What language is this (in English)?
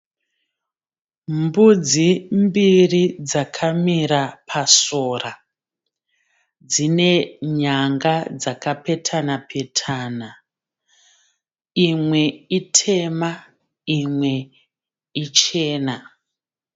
Shona